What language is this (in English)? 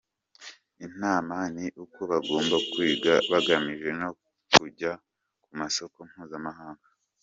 Kinyarwanda